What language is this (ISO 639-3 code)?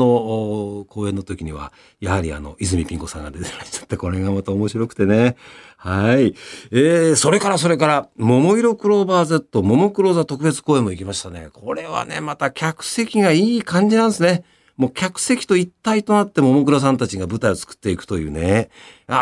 jpn